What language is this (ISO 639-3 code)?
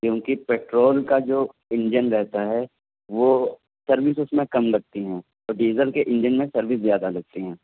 urd